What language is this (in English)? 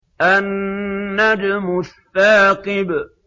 Arabic